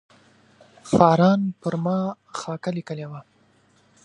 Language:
Pashto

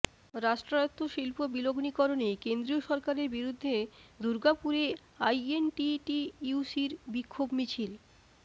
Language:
Bangla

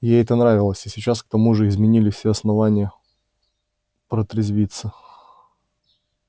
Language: Russian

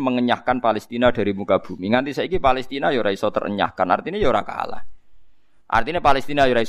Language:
Indonesian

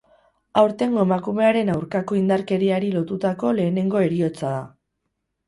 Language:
Basque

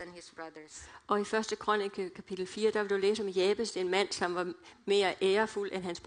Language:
Danish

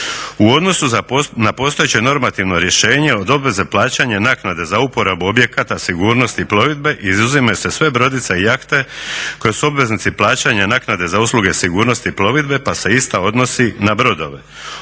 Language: Croatian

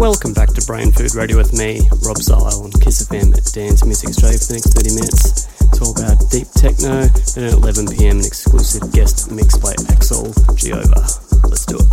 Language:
English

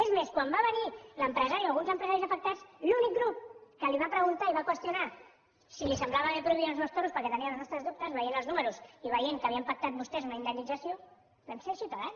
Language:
Catalan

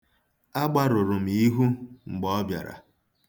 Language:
Igbo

